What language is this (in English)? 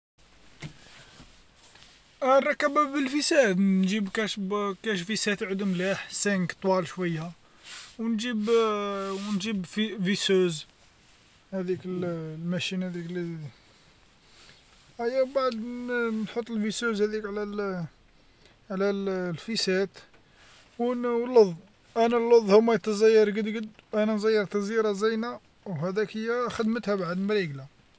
Algerian Arabic